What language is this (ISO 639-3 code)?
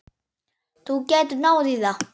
isl